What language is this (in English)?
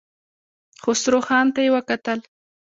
Pashto